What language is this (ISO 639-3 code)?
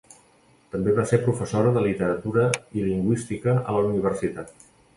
cat